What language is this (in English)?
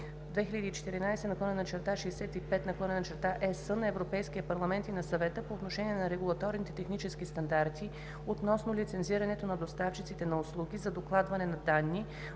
Bulgarian